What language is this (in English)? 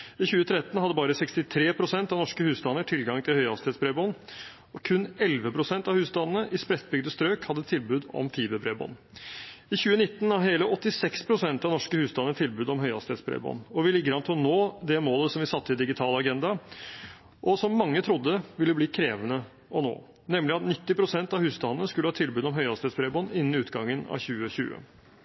Norwegian Bokmål